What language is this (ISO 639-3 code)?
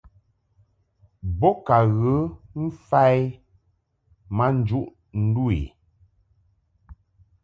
mhk